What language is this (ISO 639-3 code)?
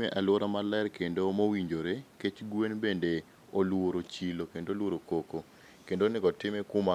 luo